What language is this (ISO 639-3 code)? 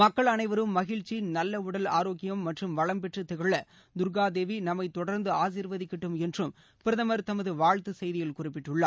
tam